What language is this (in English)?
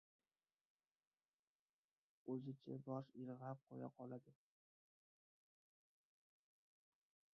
Uzbek